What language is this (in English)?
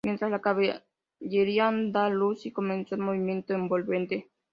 Spanish